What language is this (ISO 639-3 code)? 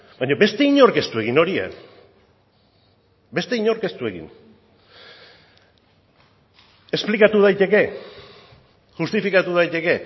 eus